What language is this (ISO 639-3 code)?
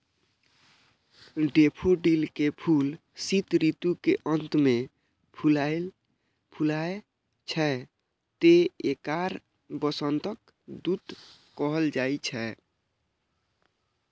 mai